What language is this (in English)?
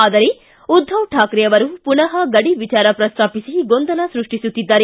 Kannada